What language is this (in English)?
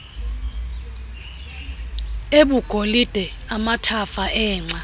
Xhosa